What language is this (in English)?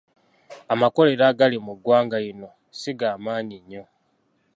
Ganda